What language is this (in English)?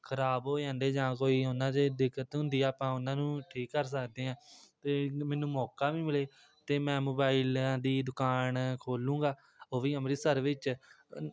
Punjabi